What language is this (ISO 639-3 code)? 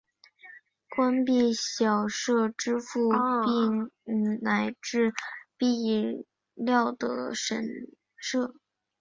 zho